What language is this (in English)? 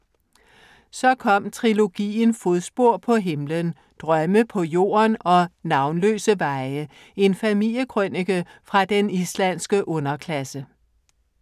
Danish